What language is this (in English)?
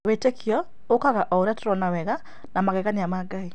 Kikuyu